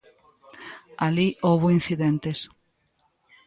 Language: Galician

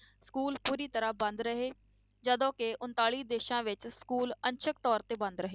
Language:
Punjabi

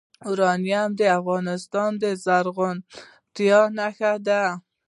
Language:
Pashto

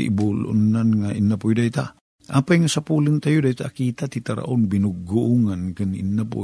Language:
Filipino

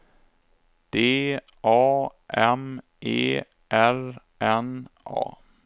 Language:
Swedish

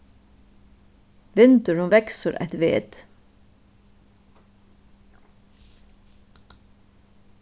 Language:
Faroese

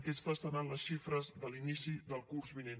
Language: Catalan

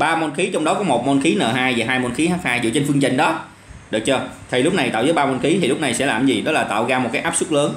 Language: Vietnamese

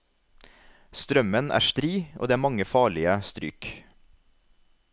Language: Norwegian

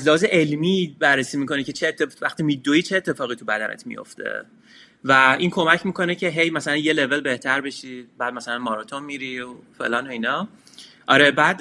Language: Persian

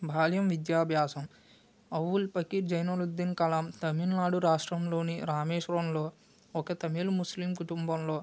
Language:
Telugu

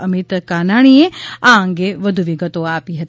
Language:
Gujarati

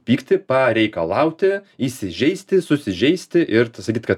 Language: Lithuanian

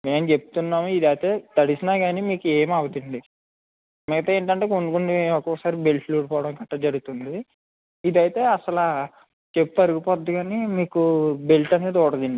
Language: Telugu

